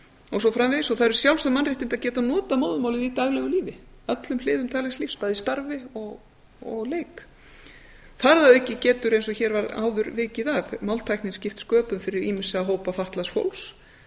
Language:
Icelandic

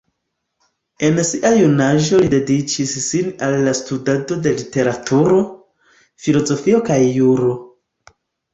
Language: Esperanto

